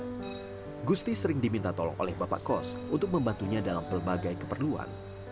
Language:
Indonesian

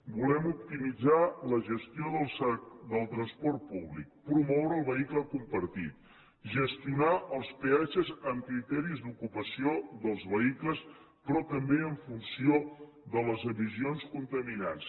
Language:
Catalan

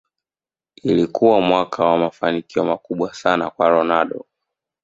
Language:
Swahili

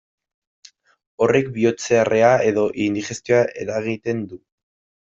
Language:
Basque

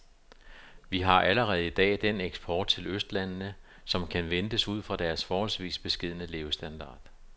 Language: Danish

